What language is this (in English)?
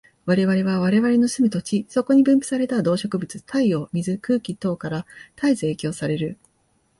Japanese